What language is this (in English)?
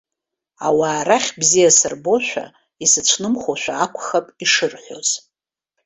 Abkhazian